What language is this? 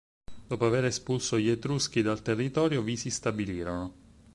Italian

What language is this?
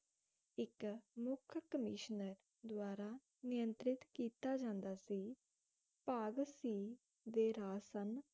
Punjabi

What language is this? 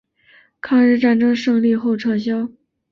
Chinese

